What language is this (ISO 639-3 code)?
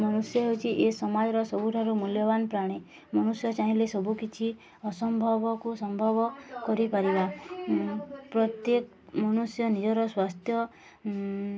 ori